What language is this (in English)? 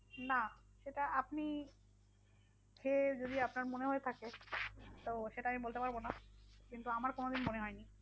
Bangla